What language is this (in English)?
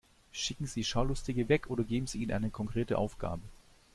German